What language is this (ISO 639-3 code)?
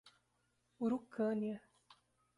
por